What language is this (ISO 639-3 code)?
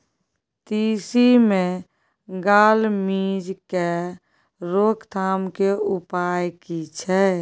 mai